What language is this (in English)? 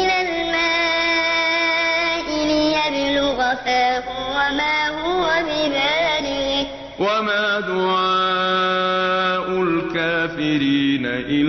Arabic